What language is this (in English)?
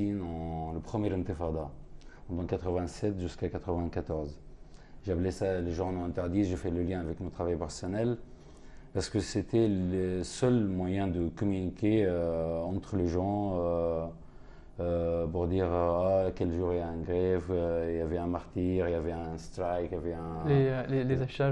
French